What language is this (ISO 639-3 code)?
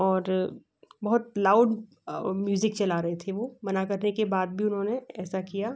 hin